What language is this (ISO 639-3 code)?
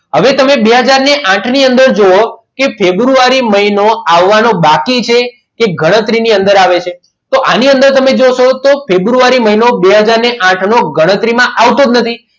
guj